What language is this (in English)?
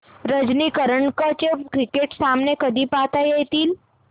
Marathi